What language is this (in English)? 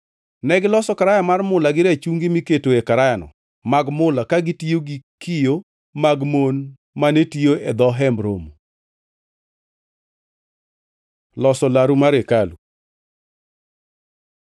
Luo (Kenya and Tanzania)